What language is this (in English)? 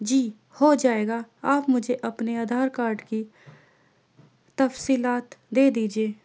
Urdu